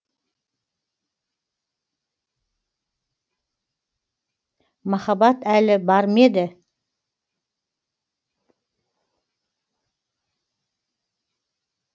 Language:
Kazakh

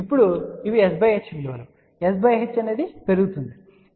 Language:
Telugu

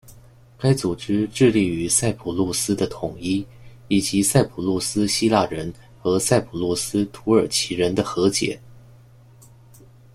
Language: Chinese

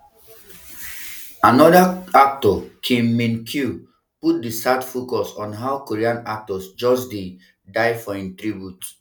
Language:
Nigerian Pidgin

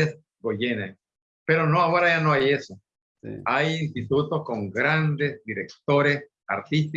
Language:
Spanish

